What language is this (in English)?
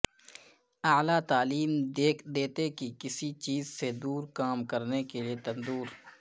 Urdu